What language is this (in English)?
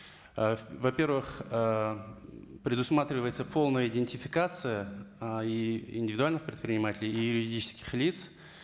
Kazakh